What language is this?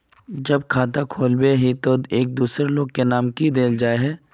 Magahi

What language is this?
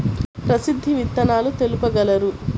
Telugu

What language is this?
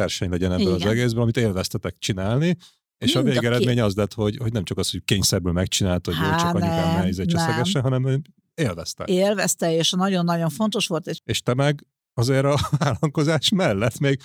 Hungarian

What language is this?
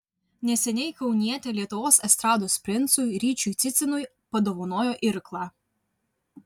Lithuanian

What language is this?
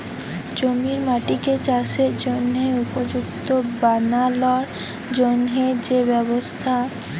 Bangla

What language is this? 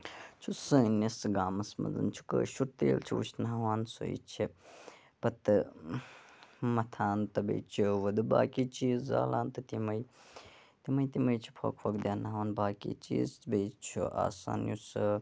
Kashmiri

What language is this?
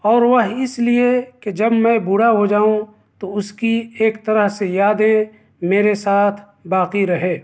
Urdu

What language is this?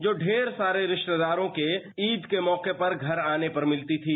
Hindi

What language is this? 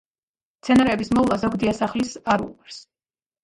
Georgian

